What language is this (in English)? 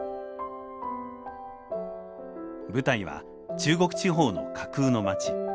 Japanese